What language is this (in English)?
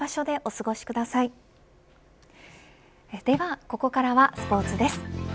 Japanese